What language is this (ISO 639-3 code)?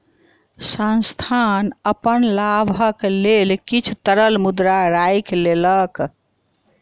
mai